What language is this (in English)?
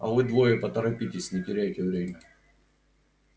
Russian